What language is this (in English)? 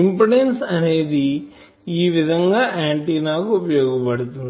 Telugu